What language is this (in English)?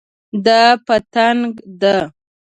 Pashto